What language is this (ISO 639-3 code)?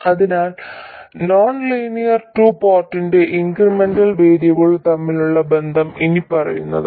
mal